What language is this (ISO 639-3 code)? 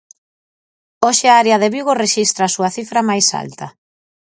glg